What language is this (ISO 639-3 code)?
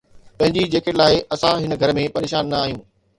snd